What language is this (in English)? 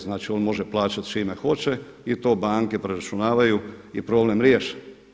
Croatian